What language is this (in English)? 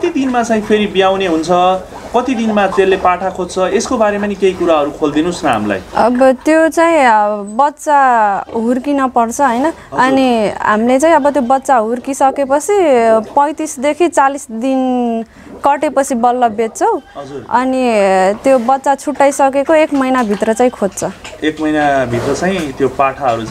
Korean